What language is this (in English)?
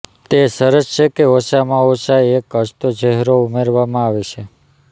Gujarati